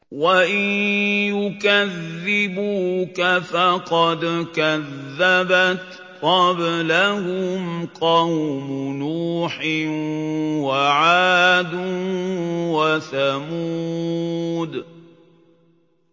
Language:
Arabic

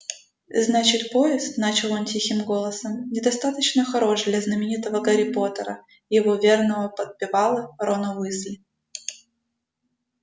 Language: Russian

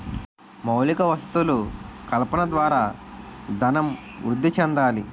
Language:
Telugu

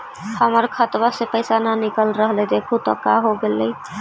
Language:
Magahi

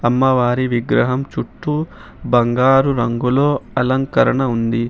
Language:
Telugu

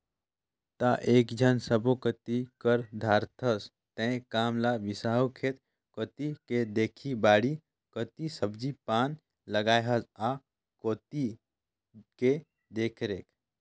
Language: Chhattisgarhi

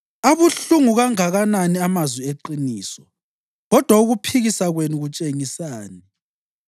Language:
North Ndebele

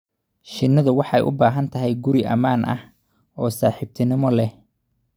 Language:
Somali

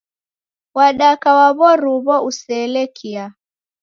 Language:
Taita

